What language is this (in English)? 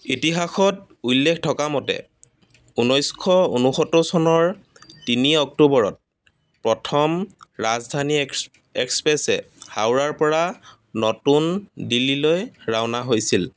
Assamese